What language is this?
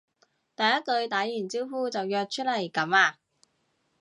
Cantonese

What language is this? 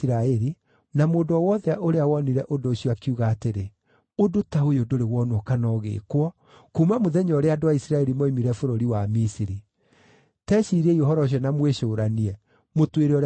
Kikuyu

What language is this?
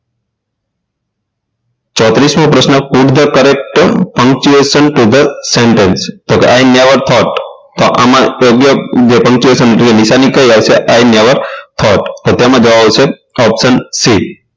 Gujarati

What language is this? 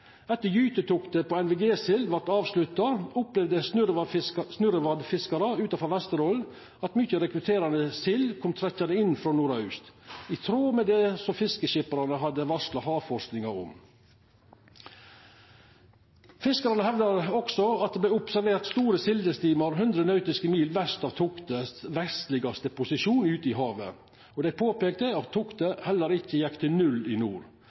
Norwegian Nynorsk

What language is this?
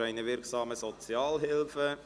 Swiss German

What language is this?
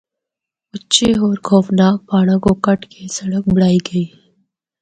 Northern Hindko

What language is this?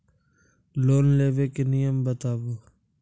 Maithili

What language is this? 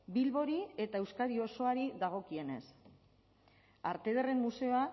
Basque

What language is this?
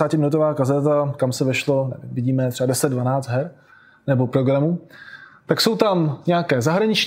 Czech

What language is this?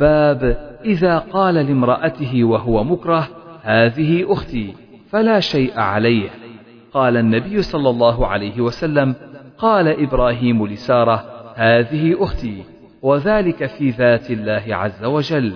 Arabic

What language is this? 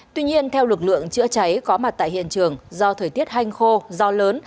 Vietnamese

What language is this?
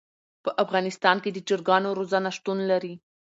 Pashto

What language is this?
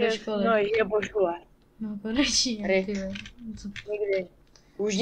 Czech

